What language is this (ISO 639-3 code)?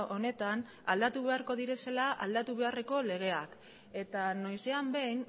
eus